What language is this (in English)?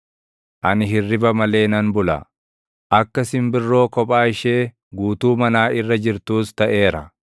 Oromo